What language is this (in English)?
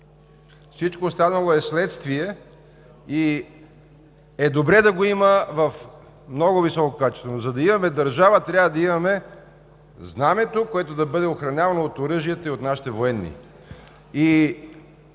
Bulgarian